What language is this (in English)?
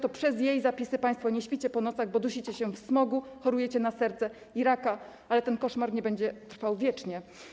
Polish